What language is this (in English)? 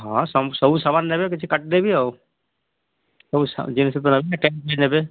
Odia